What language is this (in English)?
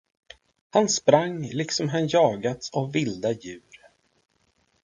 Swedish